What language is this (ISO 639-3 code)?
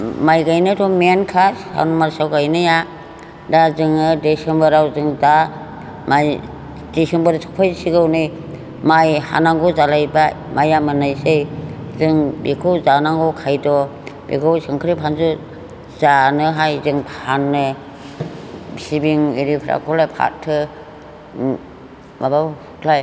brx